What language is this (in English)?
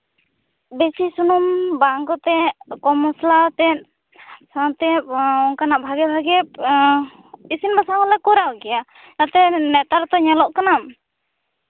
Santali